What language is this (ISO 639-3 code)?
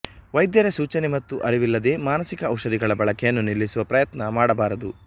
kan